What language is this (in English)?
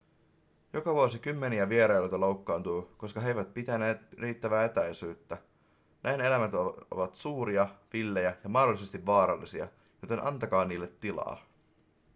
Finnish